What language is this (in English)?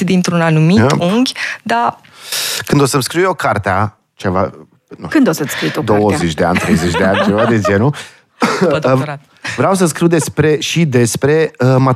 Romanian